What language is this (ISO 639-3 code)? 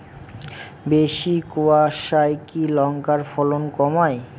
ben